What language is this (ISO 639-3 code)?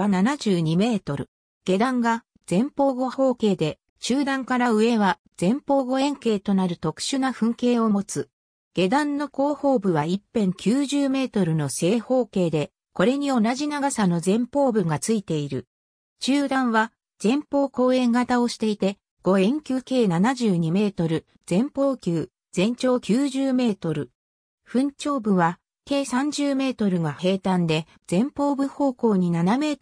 jpn